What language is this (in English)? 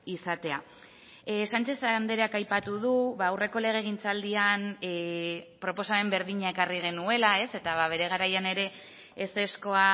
Basque